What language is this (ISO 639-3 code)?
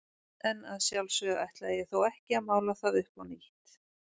isl